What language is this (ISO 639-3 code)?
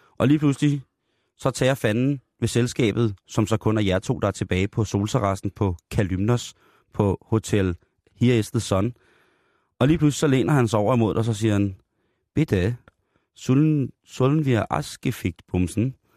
dan